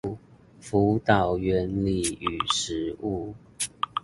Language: Chinese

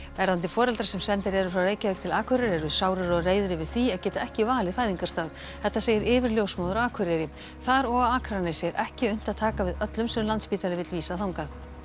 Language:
Icelandic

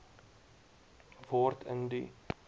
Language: Afrikaans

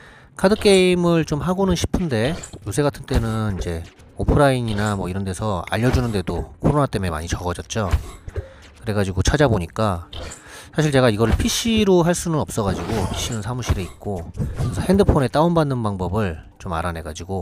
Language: Korean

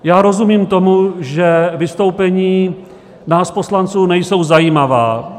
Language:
Czech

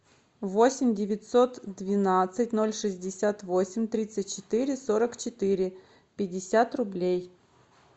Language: Russian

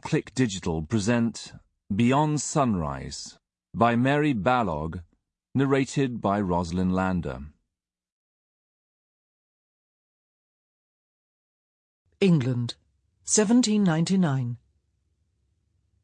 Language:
English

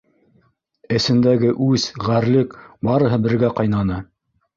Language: Bashkir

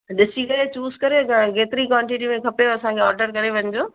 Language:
Sindhi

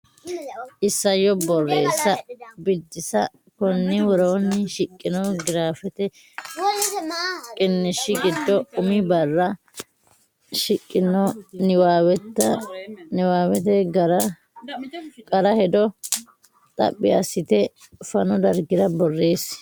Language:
Sidamo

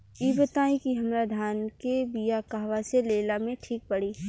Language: Bhojpuri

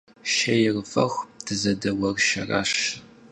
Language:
Kabardian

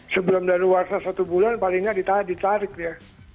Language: Indonesian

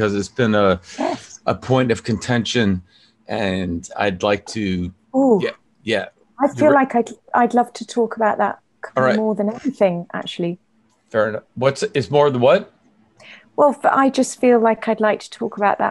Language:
English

